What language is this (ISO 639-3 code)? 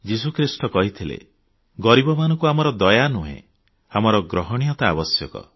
ori